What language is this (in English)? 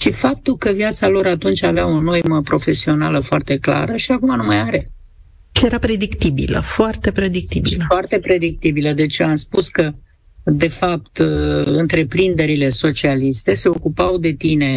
Romanian